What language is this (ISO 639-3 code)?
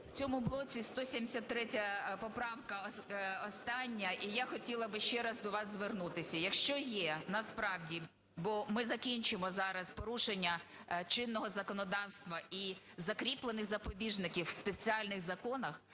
ukr